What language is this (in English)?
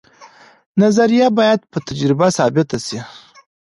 Pashto